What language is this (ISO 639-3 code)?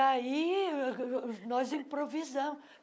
por